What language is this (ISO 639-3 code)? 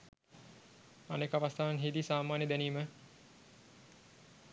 sin